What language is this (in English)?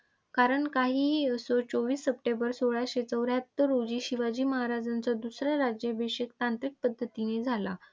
Marathi